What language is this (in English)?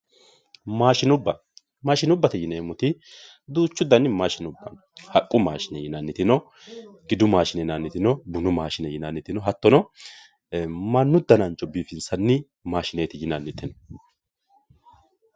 Sidamo